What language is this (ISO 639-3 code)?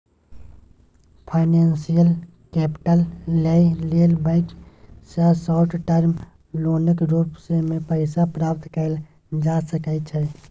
mai